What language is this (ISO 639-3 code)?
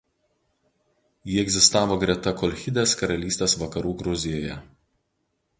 lit